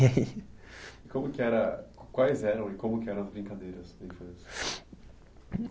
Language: Portuguese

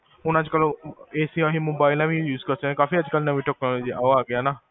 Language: Punjabi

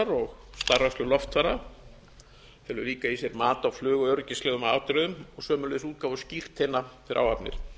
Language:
Icelandic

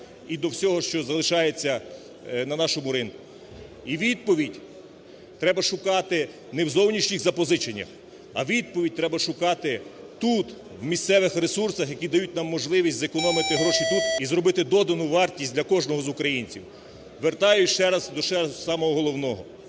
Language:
Ukrainian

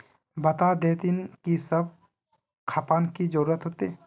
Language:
Magahi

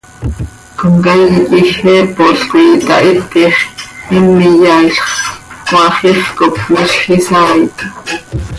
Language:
Seri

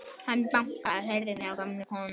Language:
Icelandic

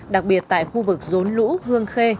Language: Vietnamese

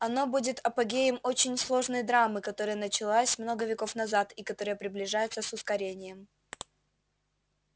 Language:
Russian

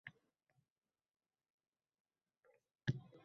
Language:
Uzbek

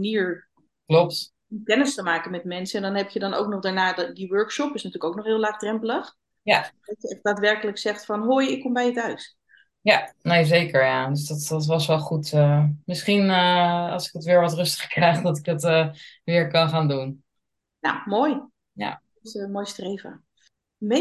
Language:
Dutch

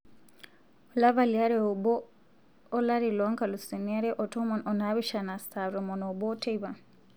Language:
Masai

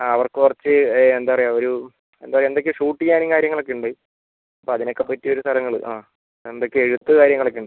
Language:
Malayalam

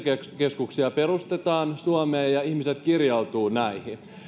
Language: Finnish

